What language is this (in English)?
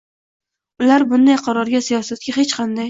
Uzbek